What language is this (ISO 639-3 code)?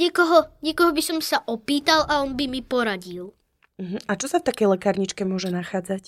slk